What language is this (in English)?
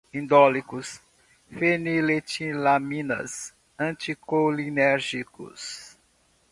Portuguese